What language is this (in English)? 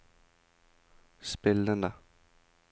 Norwegian